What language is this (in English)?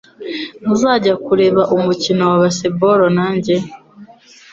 Kinyarwanda